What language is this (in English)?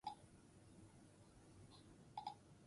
Basque